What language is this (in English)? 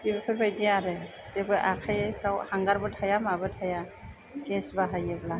Bodo